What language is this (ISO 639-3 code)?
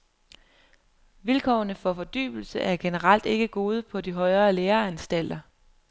dan